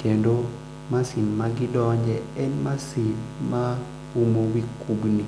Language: Luo (Kenya and Tanzania)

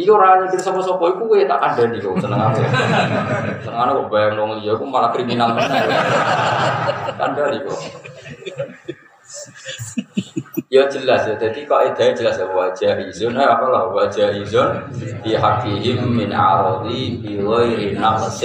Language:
Indonesian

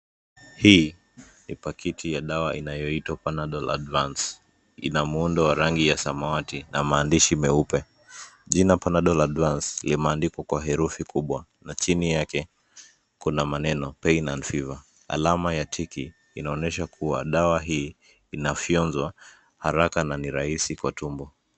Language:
Swahili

